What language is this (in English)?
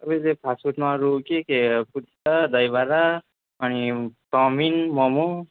Nepali